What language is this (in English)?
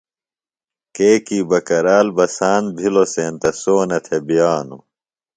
Phalura